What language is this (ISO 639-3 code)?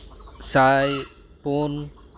sat